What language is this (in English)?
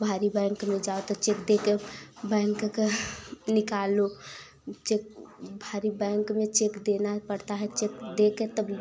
Hindi